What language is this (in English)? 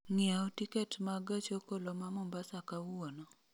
Luo (Kenya and Tanzania)